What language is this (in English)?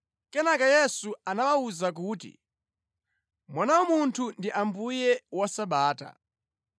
Nyanja